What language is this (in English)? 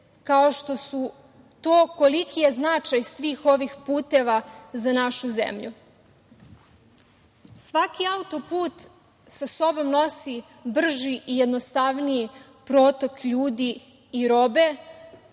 Serbian